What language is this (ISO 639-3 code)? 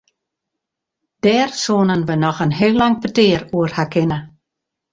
fry